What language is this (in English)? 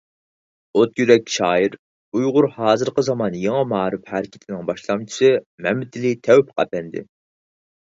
Uyghur